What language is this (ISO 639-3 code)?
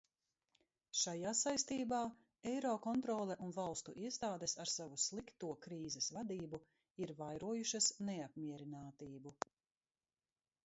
lav